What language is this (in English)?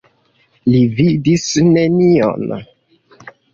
Esperanto